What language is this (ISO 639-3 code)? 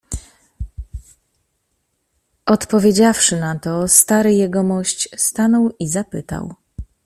pol